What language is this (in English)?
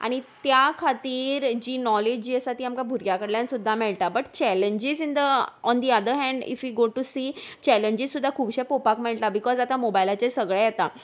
Konkani